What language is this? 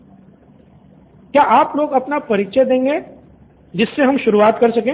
Hindi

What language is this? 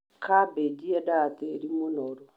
Kikuyu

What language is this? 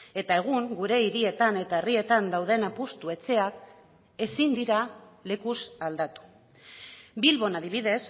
Basque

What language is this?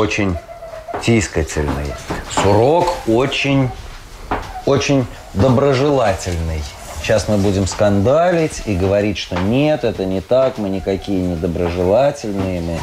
Russian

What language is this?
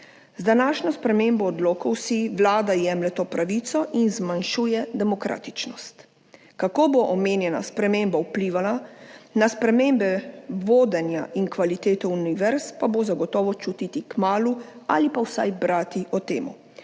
Slovenian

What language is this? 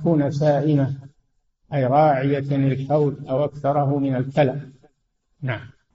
Arabic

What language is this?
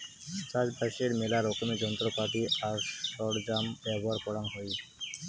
Bangla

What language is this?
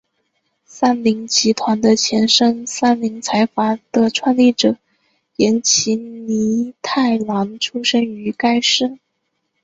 Chinese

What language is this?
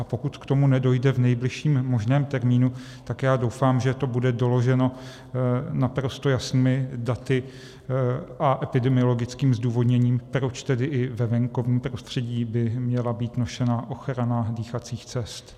Czech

